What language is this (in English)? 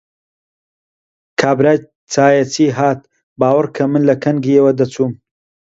Central Kurdish